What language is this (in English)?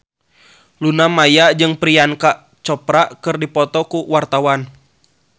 Sundanese